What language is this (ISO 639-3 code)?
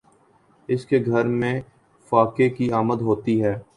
urd